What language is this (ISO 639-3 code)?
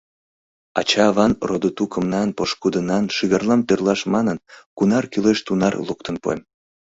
chm